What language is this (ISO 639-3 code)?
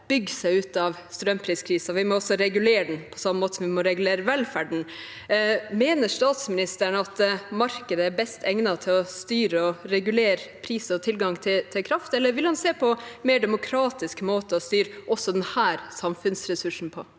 nor